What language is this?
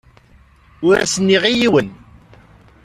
Kabyle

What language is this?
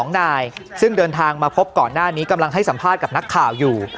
Thai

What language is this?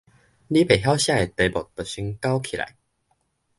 Min Nan Chinese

